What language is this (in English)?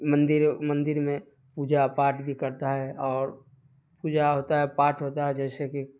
Urdu